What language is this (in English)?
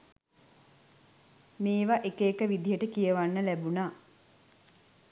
Sinhala